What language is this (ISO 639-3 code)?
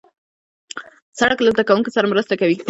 pus